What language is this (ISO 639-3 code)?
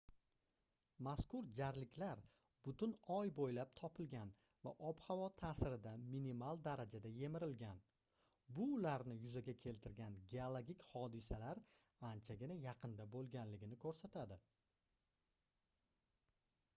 uzb